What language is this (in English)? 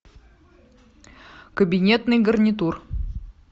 Russian